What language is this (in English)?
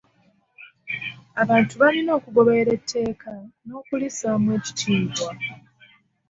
Ganda